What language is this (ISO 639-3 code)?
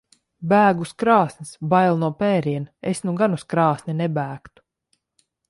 lav